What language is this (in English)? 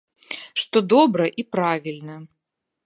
Belarusian